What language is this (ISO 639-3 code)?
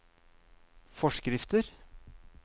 nor